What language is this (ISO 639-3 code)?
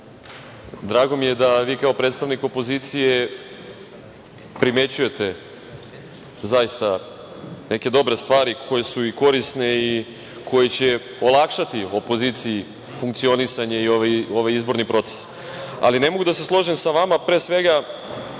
srp